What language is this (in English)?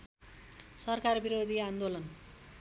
Nepali